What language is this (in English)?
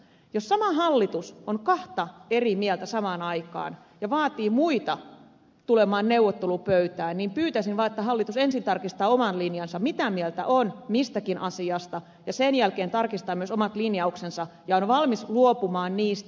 Finnish